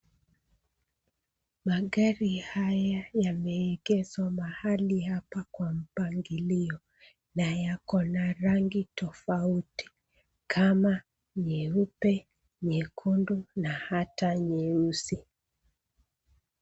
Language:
Swahili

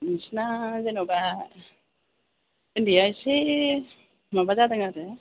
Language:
Bodo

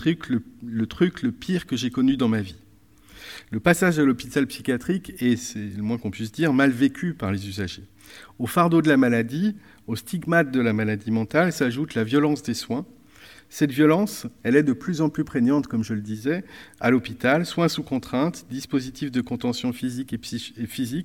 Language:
French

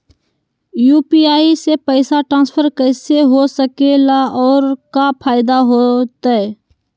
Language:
Magahi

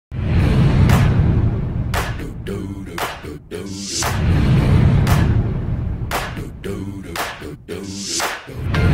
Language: English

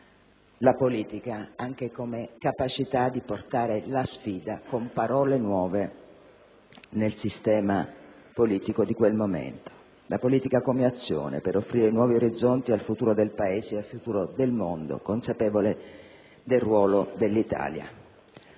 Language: Italian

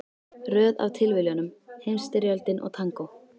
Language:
Icelandic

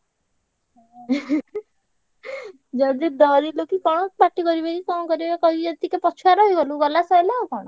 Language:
Odia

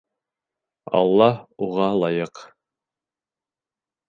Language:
Bashkir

